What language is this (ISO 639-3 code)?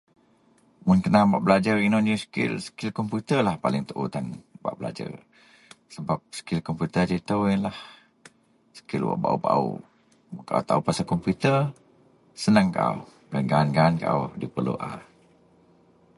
mel